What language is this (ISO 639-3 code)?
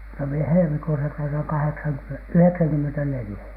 fin